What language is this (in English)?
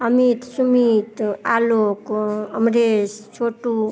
Hindi